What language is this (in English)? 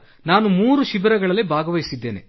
Kannada